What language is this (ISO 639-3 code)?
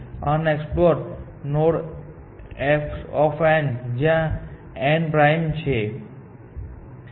guj